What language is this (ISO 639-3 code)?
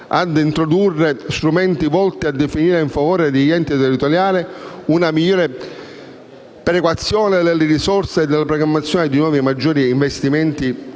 ita